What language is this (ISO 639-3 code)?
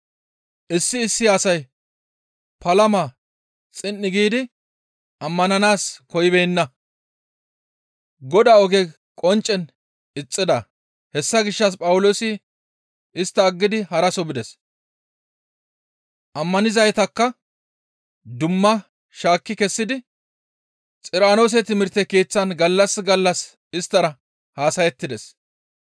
gmv